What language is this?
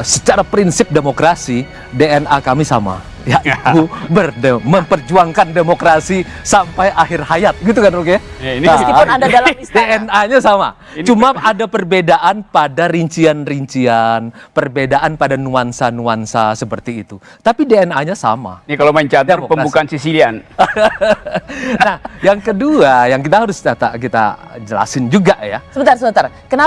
Indonesian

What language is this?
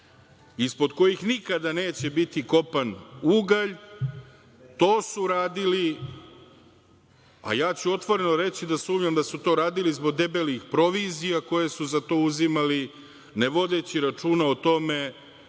Serbian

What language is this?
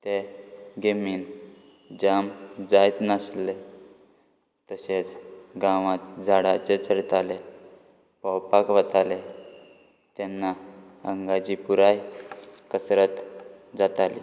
Konkani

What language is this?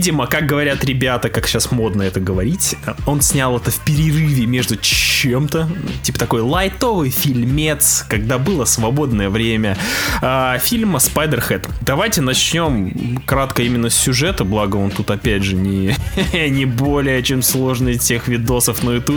Russian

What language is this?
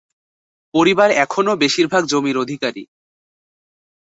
Bangla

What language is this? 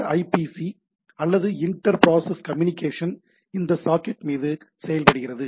Tamil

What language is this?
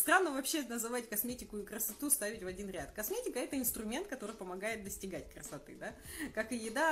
Russian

